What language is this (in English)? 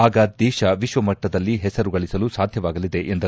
Kannada